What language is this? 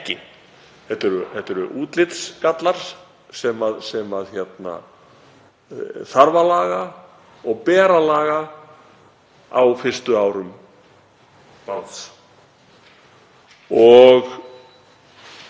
Icelandic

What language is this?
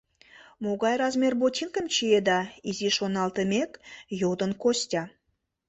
Mari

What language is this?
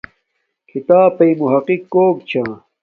Domaaki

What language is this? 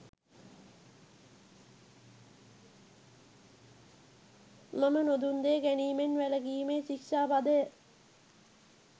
Sinhala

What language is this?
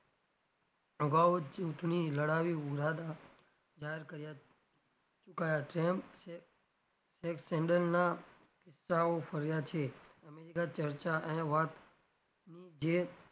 Gujarati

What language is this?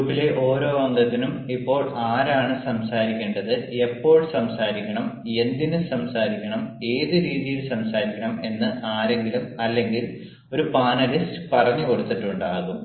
Malayalam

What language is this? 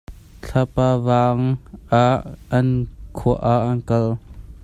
Hakha Chin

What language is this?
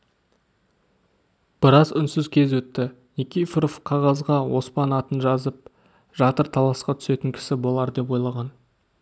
Kazakh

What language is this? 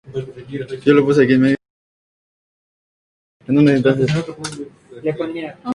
Spanish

